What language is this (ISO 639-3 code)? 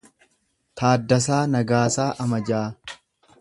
orm